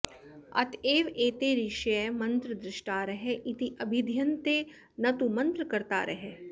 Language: Sanskrit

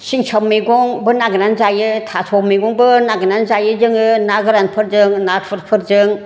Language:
Bodo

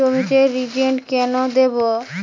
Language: Bangla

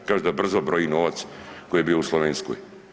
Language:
Croatian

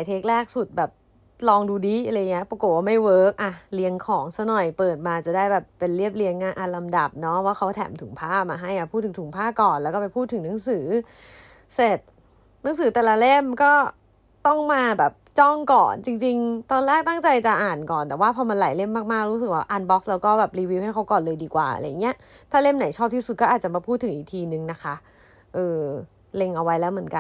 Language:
Thai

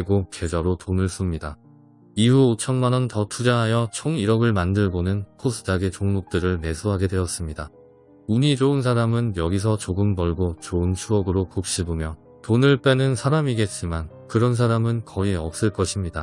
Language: Korean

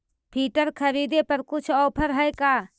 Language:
Magahi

